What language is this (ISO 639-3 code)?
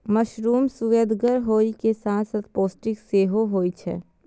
mai